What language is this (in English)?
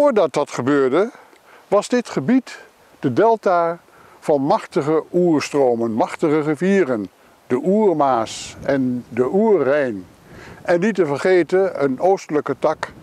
Dutch